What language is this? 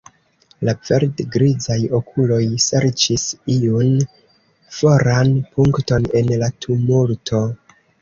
Esperanto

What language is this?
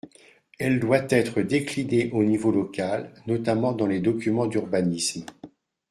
French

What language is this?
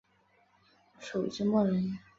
Chinese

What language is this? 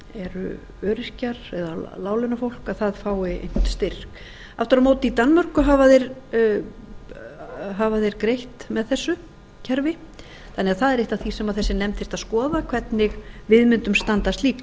Icelandic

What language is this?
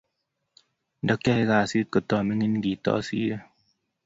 Kalenjin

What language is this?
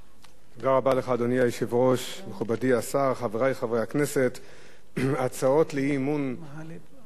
Hebrew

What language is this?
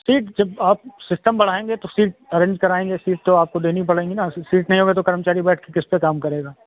Hindi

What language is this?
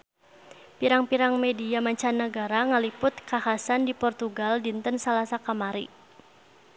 Sundanese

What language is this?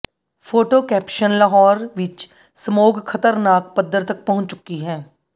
Punjabi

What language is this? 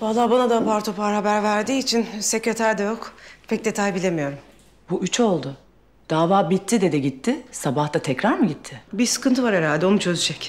Turkish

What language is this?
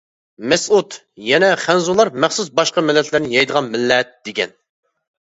Uyghur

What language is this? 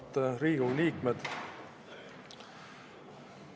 Estonian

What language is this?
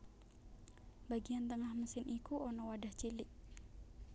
Javanese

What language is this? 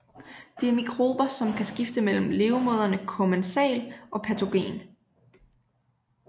Danish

